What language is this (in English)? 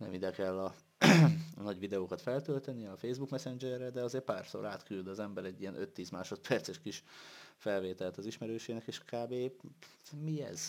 Hungarian